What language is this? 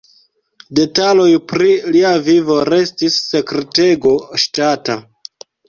Esperanto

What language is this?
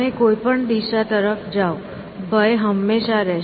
Gujarati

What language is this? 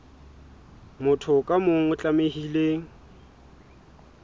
Southern Sotho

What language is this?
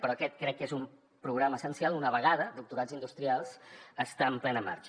Catalan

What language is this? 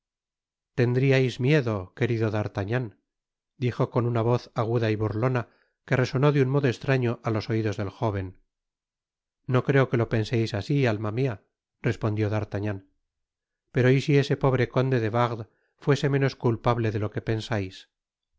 Spanish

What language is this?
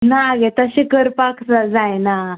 Konkani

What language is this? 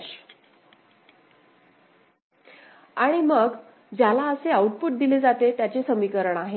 Marathi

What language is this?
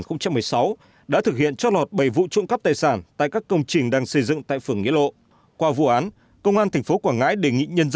Vietnamese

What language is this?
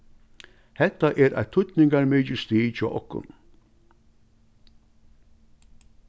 Faroese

